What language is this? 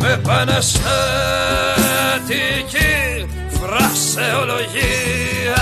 Greek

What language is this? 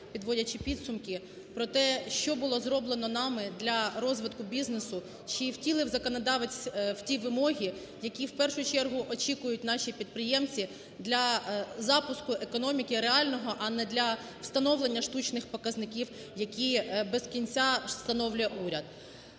Ukrainian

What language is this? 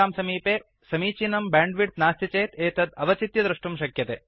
Sanskrit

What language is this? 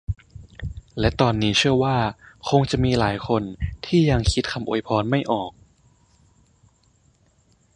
Thai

